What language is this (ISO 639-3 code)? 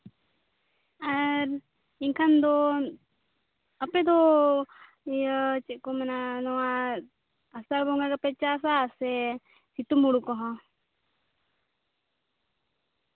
sat